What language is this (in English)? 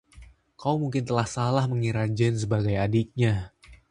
Indonesian